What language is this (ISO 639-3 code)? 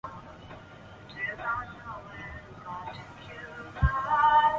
zho